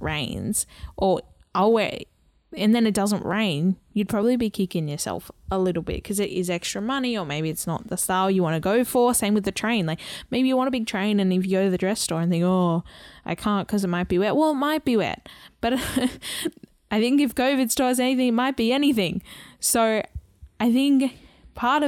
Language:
English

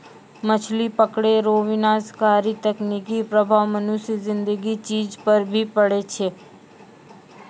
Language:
Maithili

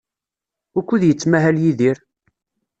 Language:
Kabyle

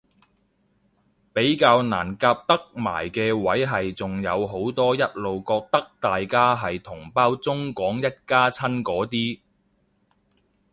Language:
Cantonese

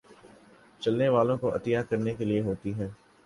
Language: Urdu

